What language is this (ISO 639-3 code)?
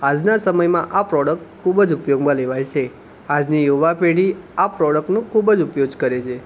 guj